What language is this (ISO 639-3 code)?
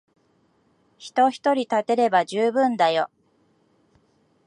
jpn